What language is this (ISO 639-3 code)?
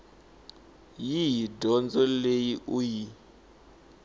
tso